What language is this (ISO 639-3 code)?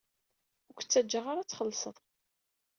kab